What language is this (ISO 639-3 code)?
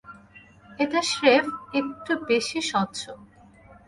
ben